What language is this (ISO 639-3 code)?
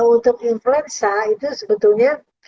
ind